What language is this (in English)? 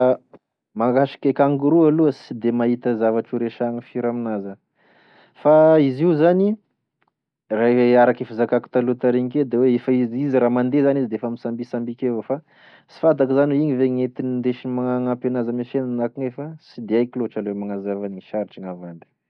Tesaka Malagasy